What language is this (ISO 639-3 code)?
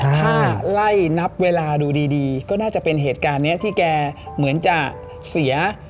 tha